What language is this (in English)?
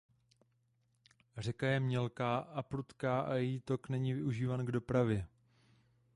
Czech